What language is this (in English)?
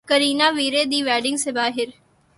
Urdu